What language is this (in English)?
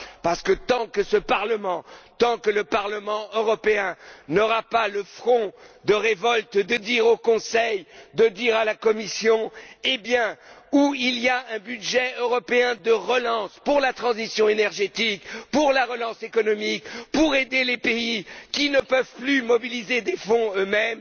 French